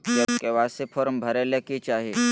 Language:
Magahi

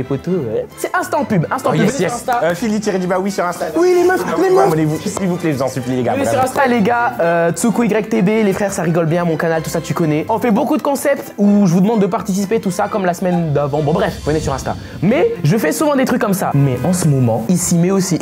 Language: French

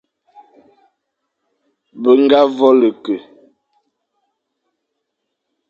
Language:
Fang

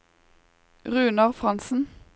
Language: Norwegian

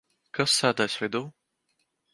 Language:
Latvian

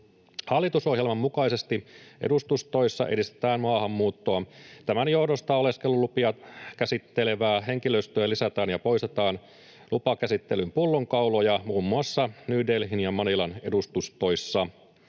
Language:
Finnish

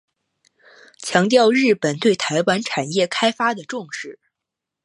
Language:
Chinese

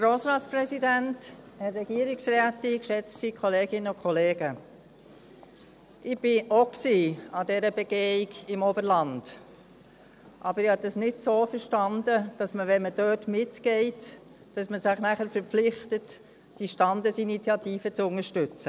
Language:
Swiss German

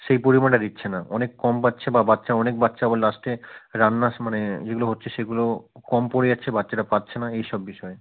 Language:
Bangla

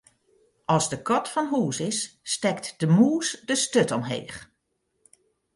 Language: Western Frisian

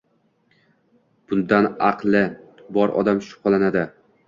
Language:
Uzbek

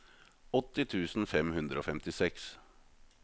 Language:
Norwegian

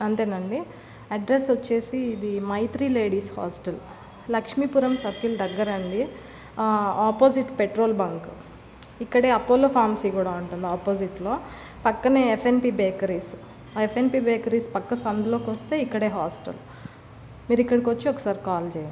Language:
Telugu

